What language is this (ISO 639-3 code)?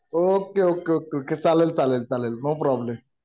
mar